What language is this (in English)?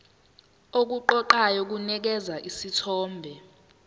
Zulu